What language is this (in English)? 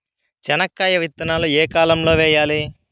Telugu